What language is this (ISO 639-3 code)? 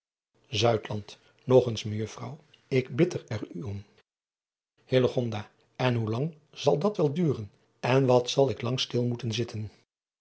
nld